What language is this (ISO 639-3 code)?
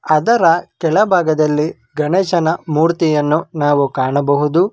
kan